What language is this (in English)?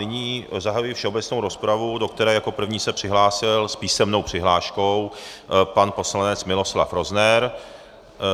Czech